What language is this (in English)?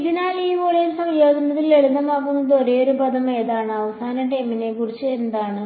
Malayalam